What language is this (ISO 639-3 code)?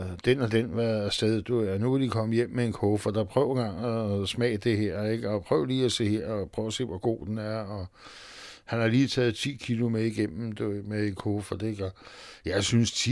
dan